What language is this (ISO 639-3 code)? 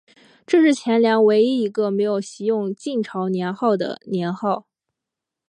zho